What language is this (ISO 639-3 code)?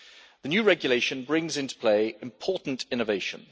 eng